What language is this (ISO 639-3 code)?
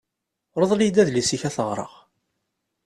kab